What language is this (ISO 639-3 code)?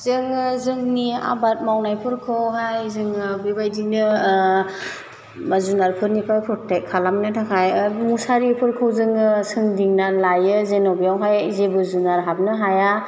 brx